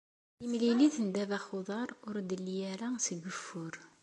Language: Kabyle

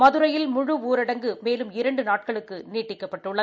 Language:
Tamil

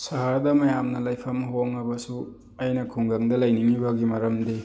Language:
Manipuri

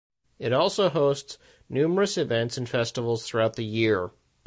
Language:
English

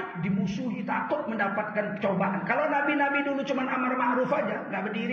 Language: Indonesian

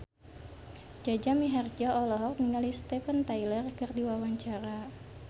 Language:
Sundanese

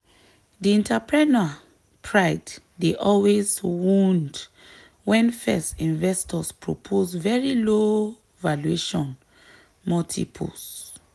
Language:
Nigerian Pidgin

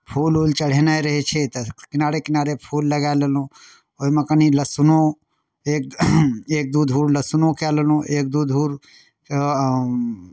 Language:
Maithili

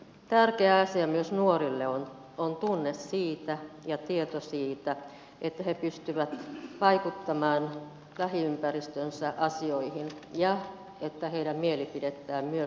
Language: Finnish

